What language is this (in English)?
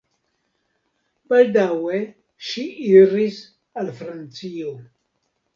Esperanto